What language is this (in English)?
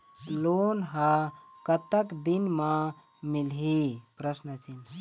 Chhattisgarhi